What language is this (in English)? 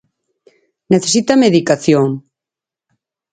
Galician